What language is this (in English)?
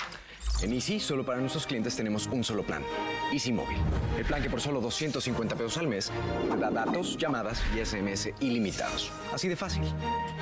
Spanish